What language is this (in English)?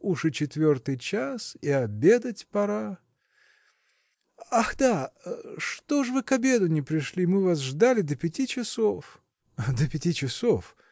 Russian